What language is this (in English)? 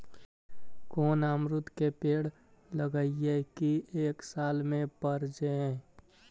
Magahi